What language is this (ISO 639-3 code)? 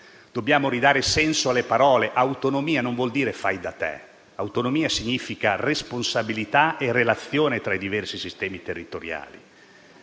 ita